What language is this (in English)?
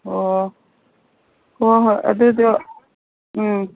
Manipuri